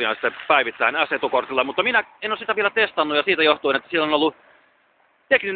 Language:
Finnish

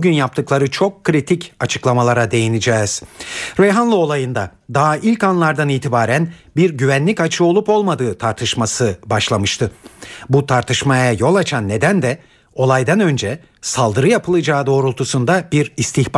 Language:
Turkish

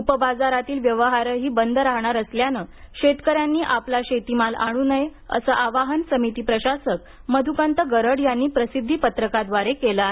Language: Marathi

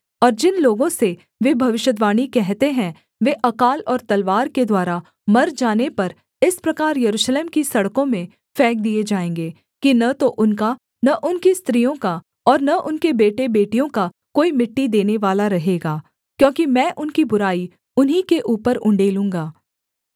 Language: Hindi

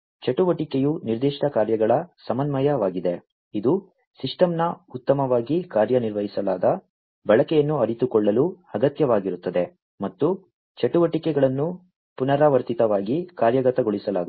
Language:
Kannada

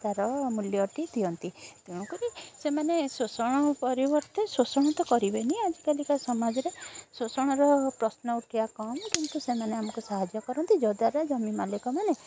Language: Odia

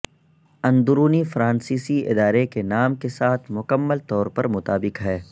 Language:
Urdu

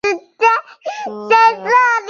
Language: Chinese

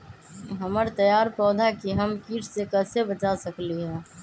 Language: Magahi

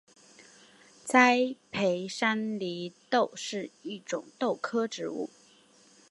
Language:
Chinese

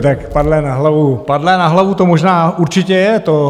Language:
Czech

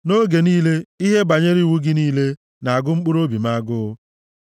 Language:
Igbo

